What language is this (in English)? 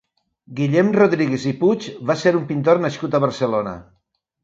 Catalan